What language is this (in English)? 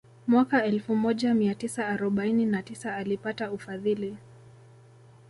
Swahili